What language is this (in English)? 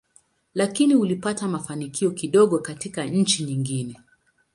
Swahili